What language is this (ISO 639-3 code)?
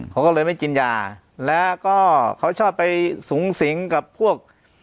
tha